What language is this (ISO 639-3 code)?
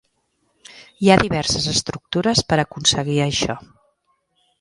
cat